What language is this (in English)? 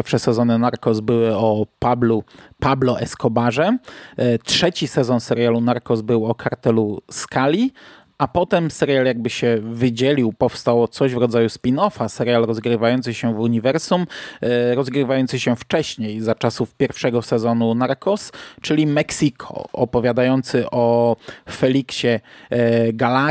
Polish